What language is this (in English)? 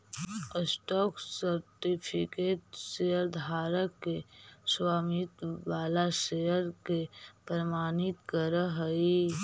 Magahi